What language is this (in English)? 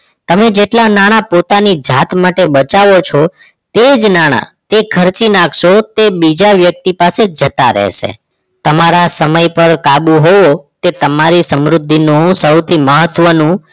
Gujarati